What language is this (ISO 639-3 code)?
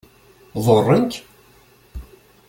kab